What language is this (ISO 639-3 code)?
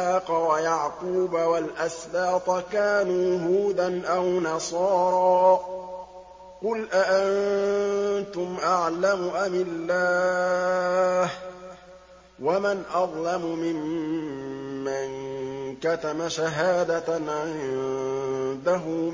ara